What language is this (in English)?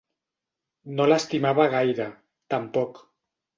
Catalan